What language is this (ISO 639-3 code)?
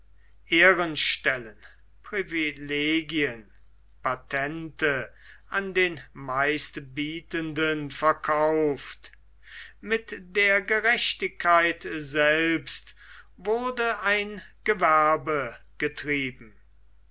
deu